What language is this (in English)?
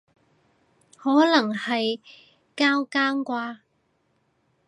Cantonese